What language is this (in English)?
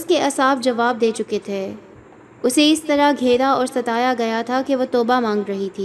Urdu